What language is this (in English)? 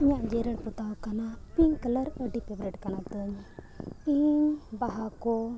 Santali